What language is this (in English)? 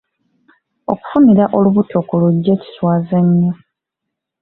Ganda